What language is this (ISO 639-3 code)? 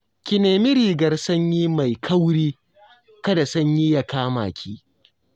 hau